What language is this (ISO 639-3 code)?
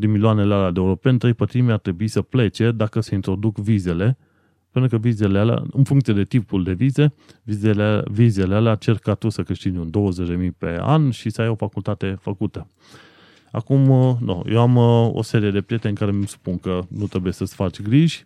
ron